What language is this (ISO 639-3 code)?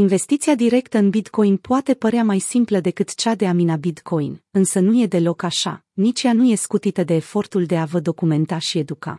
ron